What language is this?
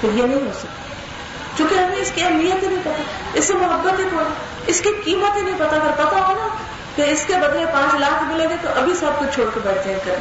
Urdu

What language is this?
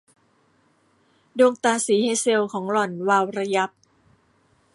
Thai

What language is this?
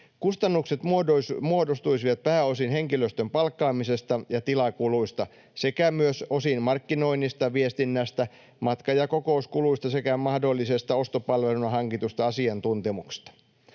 Finnish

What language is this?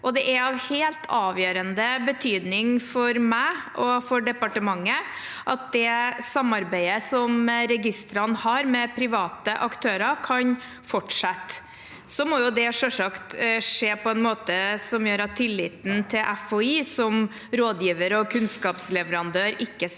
Norwegian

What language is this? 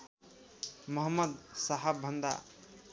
Nepali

